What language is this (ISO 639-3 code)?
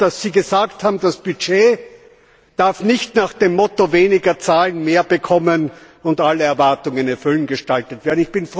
deu